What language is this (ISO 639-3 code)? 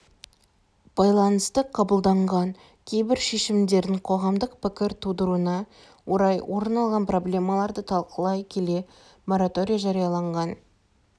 kaz